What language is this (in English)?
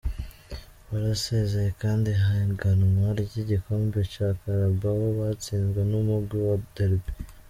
Kinyarwanda